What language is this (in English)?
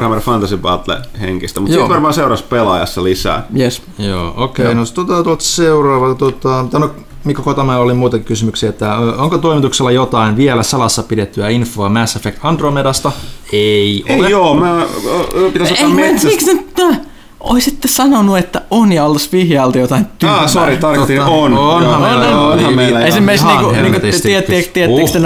Finnish